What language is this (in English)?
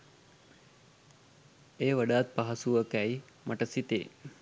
Sinhala